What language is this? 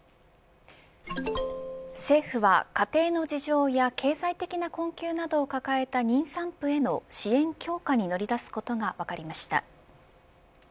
Japanese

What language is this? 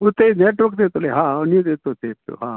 Sindhi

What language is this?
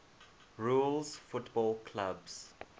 English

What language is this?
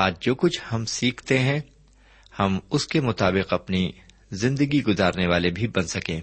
Urdu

